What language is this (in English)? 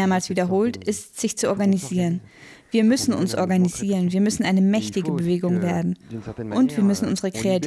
German